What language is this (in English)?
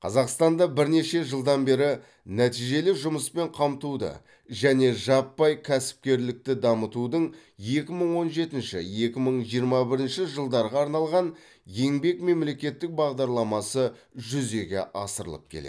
Kazakh